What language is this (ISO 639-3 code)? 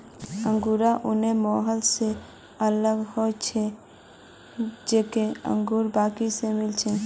mag